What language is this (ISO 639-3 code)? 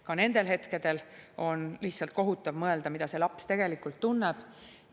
est